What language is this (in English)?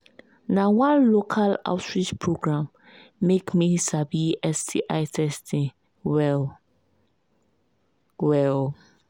Nigerian Pidgin